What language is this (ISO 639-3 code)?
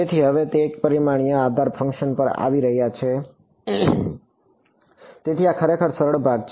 guj